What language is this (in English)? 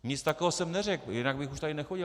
Czech